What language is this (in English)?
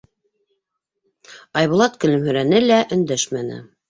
Bashkir